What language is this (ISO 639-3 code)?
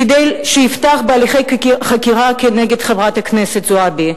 heb